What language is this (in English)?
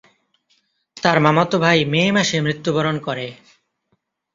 Bangla